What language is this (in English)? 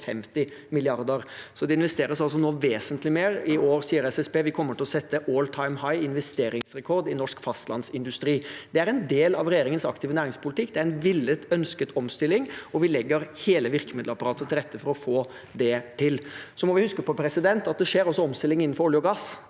Norwegian